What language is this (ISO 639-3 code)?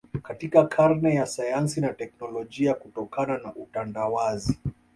swa